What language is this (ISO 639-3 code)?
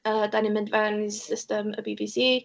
cym